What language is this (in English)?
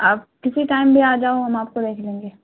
Urdu